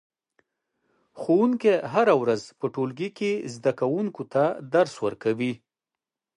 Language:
Pashto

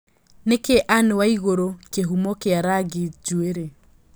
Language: Kikuyu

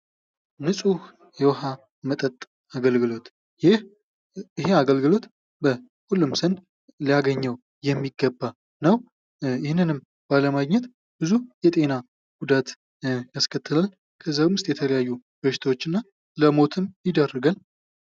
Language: Amharic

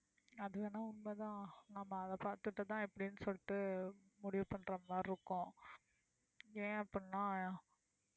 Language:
Tamil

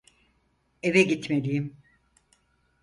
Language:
Turkish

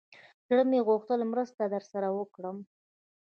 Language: Pashto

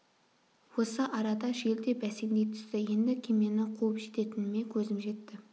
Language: Kazakh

